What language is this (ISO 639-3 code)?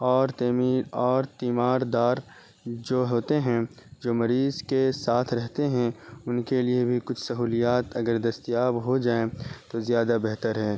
urd